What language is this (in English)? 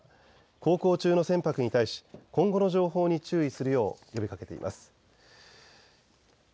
Japanese